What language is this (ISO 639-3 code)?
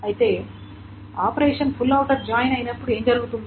tel